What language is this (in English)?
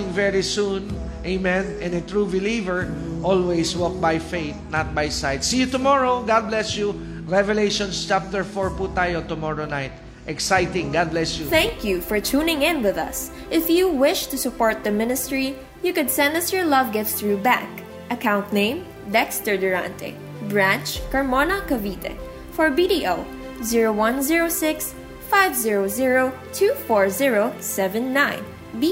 Filipino